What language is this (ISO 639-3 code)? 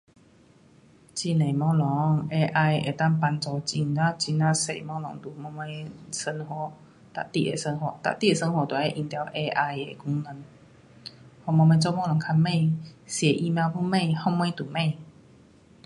cpx